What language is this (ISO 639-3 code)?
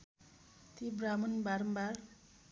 nep